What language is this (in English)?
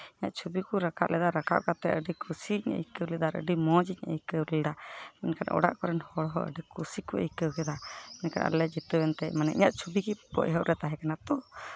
Santali